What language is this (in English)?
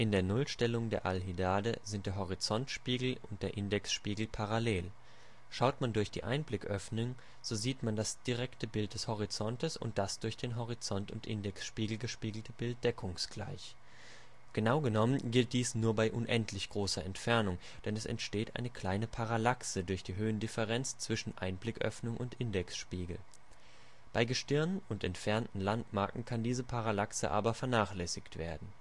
German